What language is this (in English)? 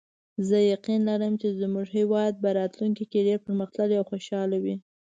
Pashto